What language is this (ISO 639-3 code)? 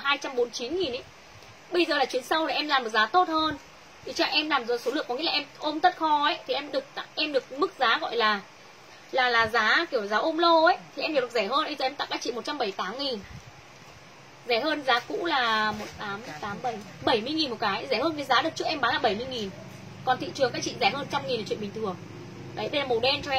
vie